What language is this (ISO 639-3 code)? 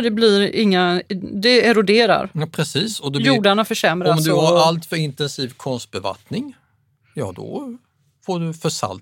swe